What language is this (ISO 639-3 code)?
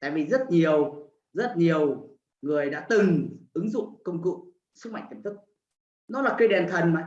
vie